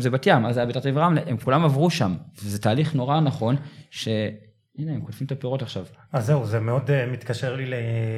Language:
Hebrew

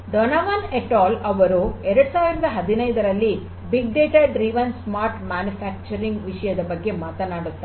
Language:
Kannada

